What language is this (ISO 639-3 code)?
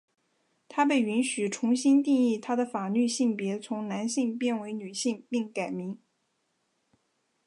zho